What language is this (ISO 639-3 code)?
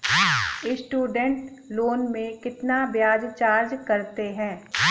hin